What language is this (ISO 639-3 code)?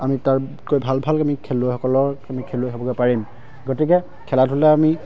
asm